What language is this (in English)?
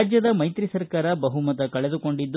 Kannada